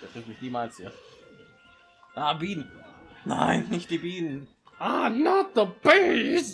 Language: German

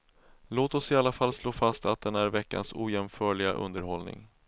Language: Swedish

